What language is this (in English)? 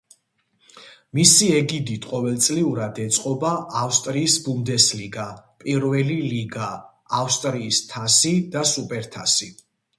Georgian